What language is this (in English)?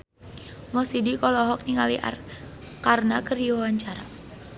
Sundanese